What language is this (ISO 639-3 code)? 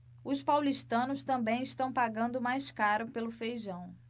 por